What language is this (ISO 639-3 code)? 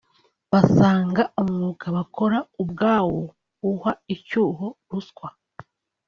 kin